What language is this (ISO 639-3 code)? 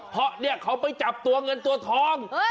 tha